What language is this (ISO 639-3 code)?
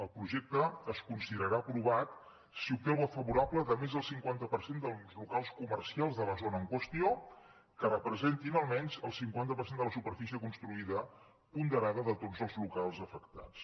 cat